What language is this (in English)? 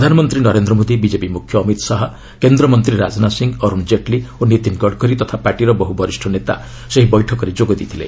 Odia